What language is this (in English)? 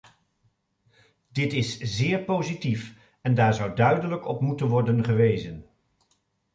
Dutch